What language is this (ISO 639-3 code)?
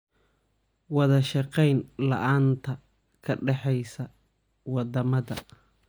som